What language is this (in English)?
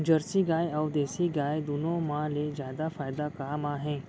Chhattisgarhi